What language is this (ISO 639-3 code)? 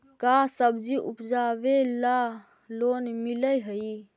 mag